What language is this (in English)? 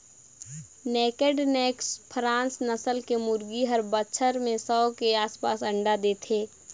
Chhattisgarhi